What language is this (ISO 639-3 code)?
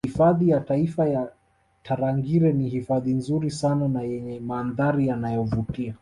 swa